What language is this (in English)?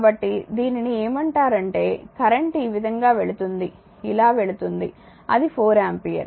Telugu